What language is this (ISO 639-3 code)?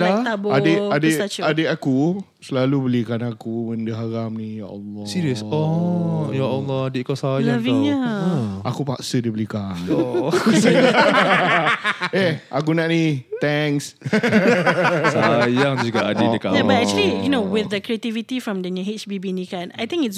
msa